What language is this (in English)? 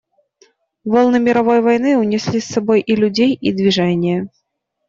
Russian